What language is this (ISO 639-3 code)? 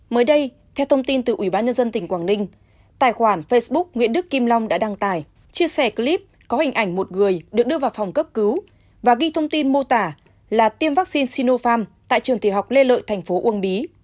vie